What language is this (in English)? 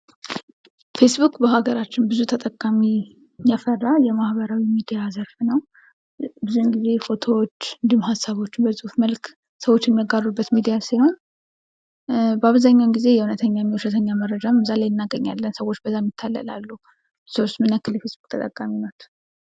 Amharic